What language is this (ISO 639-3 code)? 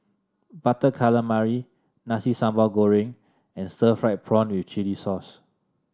eng